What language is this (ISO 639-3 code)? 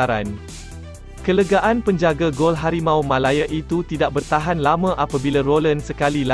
msa